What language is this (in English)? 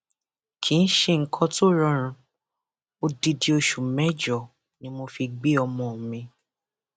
Yoruba